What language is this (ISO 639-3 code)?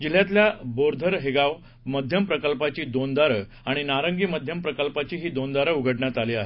mar